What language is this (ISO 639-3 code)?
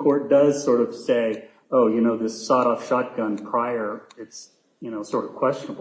eng